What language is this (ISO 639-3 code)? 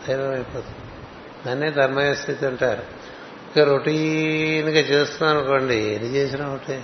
tel